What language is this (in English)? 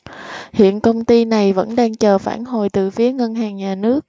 Vietnamese